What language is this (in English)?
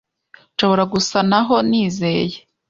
Kinyarwanda